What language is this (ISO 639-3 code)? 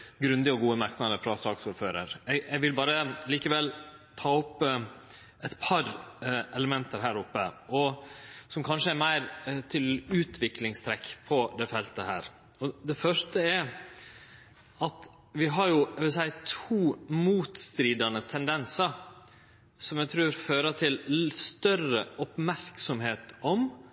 nno